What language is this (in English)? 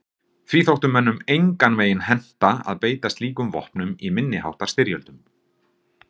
Icelandic